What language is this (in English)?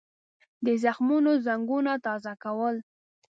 Pashto